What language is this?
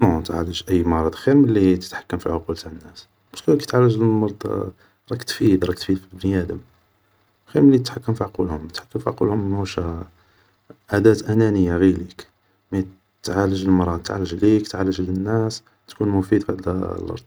Algerian Arabic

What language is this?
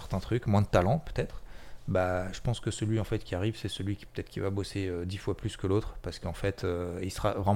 French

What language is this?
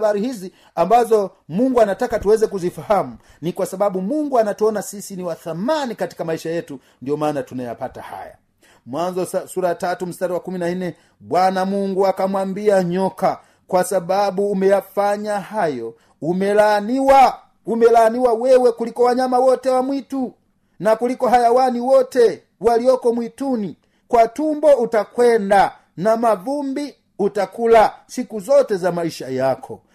Swahili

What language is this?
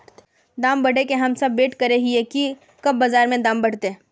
Magahi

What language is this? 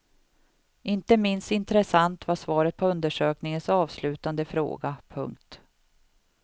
Swedish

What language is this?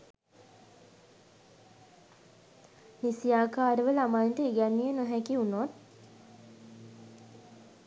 Sinhala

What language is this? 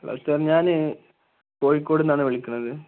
Malayalam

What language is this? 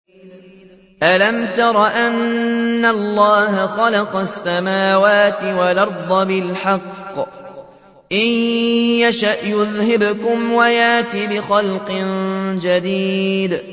Arabic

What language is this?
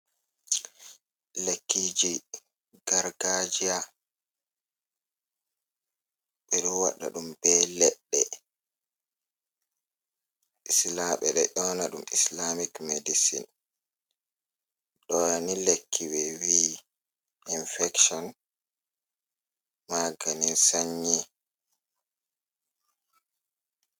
Fula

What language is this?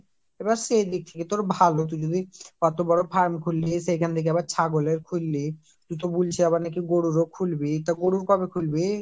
Bangla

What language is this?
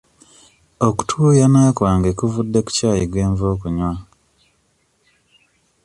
Ganda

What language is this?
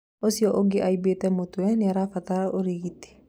Kikuyu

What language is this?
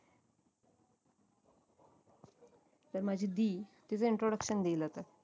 Marathi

